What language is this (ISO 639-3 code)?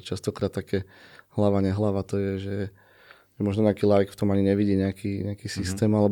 slk